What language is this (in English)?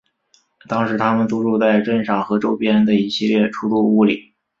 Chinese